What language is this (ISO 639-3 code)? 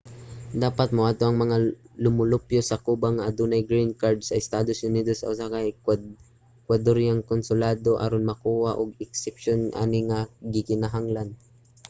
ceb